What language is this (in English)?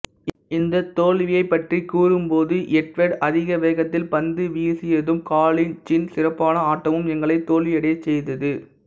Tamil